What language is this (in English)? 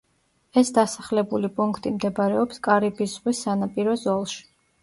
Georgian